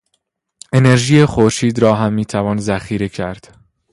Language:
Persian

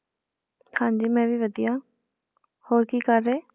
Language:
Punjabi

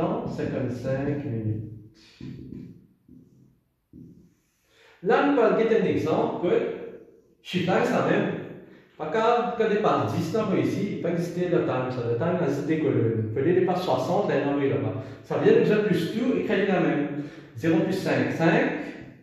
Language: French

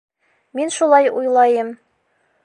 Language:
Bashkir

